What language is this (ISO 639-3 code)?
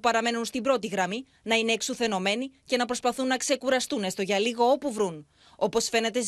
ell